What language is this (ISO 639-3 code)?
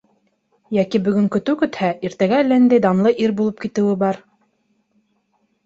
bak